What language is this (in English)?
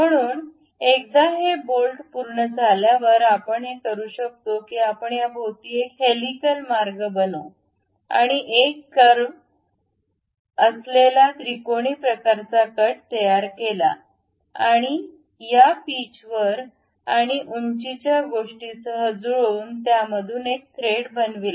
Marathi